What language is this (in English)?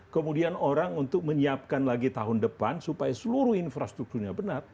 Indonesian